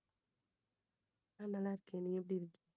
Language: Tamil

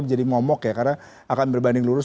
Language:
Indonesian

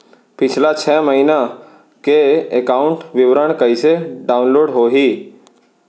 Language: Chhattisgarhi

